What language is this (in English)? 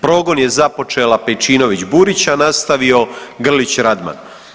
Croatian